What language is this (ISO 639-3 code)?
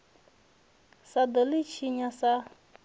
ven